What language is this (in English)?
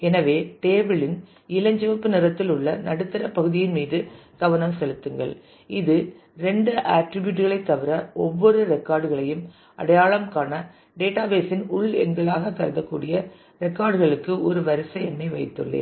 Tamil